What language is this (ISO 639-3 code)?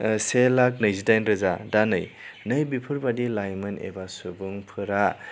brx